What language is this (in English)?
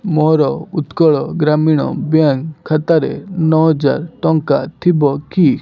Odia